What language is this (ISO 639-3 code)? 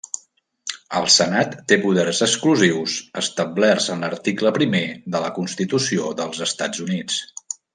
cat